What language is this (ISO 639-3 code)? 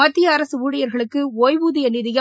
tam